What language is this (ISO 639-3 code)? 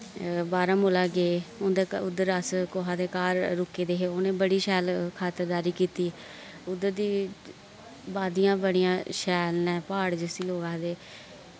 doi